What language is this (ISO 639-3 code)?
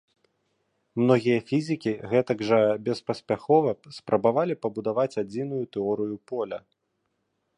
bel